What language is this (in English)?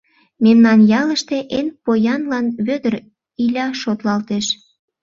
Mari